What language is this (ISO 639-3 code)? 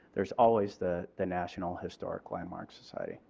eng